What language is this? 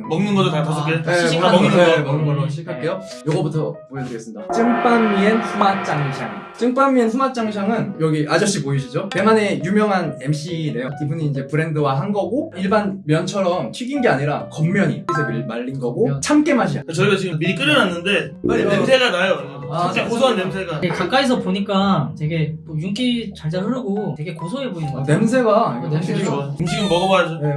Korean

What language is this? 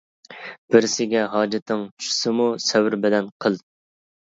Uyghur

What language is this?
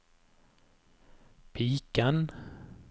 Norwegian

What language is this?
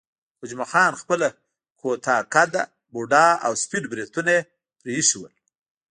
Pashto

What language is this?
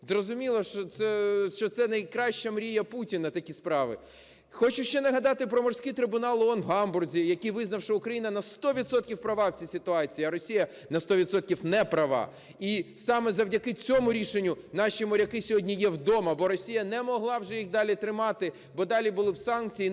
Ukrainian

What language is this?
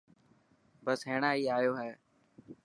Dhatki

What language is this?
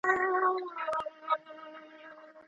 Pashto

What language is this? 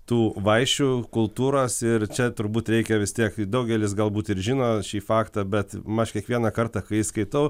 Lithuanian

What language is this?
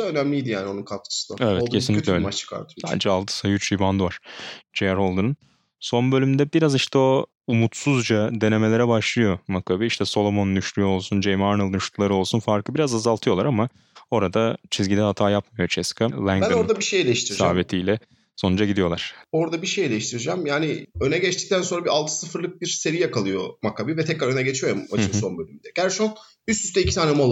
Turkish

